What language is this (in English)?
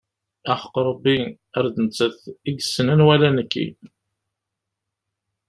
Kabyle